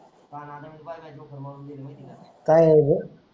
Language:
Marathi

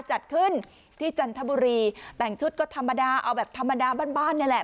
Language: Thai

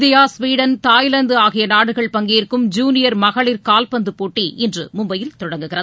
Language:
Tamil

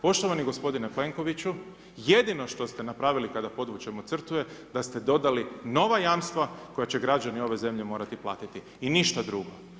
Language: Croatian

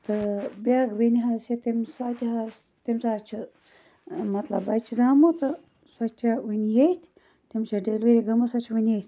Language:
Kashmiri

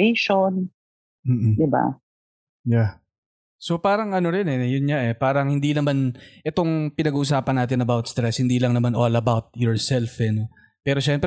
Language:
Filipino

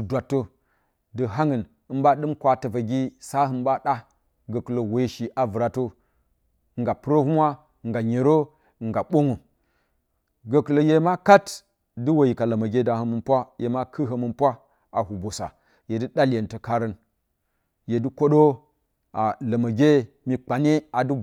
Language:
Bacama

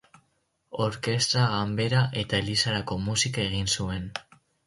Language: Basque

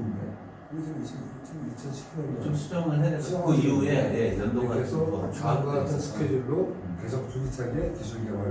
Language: Korean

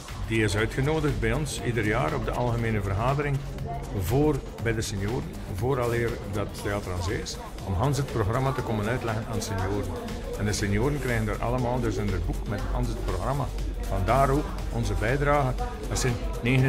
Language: Dutch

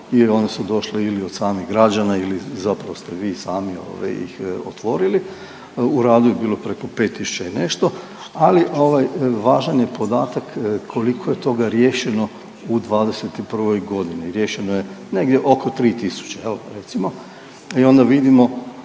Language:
Croatian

